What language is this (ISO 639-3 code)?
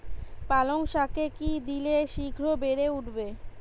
ben